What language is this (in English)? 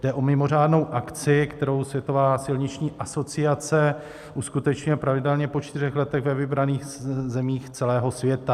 Czech